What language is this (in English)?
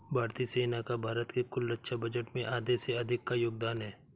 Hindi